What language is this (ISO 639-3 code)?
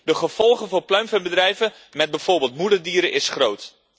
nld